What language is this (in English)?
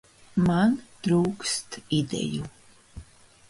Latvian